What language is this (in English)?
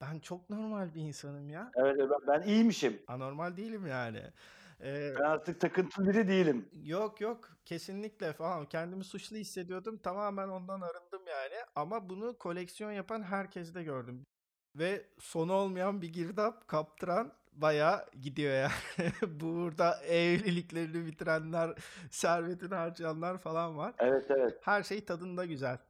Turkish